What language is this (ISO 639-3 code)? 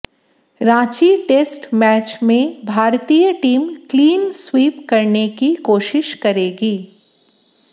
hin